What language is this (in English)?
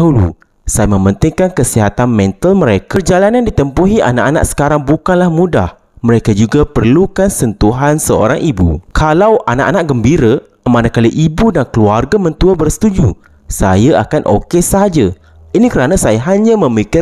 Malay